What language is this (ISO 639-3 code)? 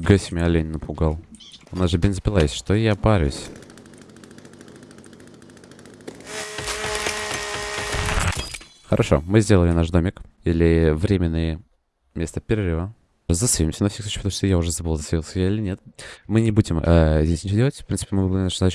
rus